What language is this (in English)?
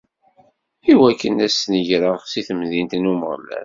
Kabyle